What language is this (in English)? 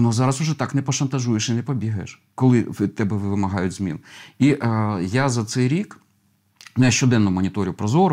Ukrainian